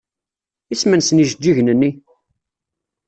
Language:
Kabyle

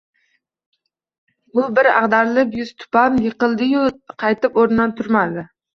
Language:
Uzbek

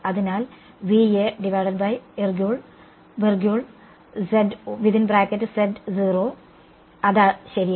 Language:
Malayalam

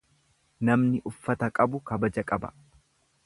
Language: Oromo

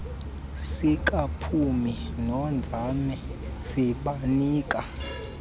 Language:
Xhosa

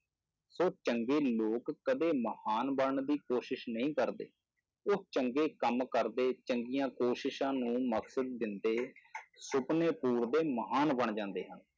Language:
Punjabi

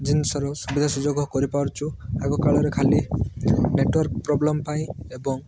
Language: Odia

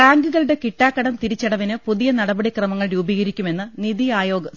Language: Malayalam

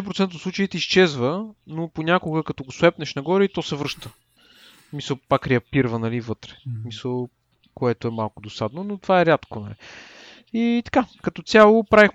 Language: Bulgarian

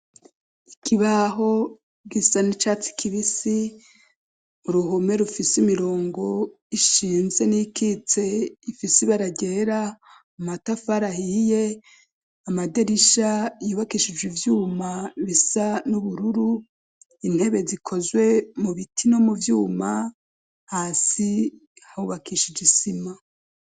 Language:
Rundi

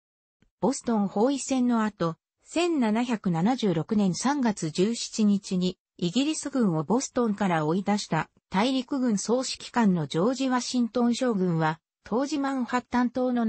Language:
Japanese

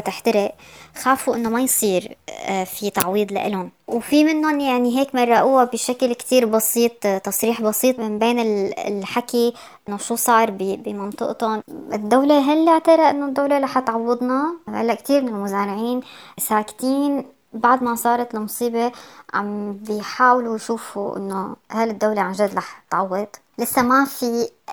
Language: Arabic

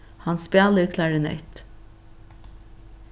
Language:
Faroese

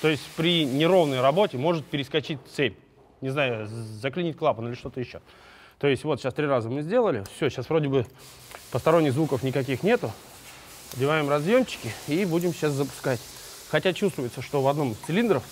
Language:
Russian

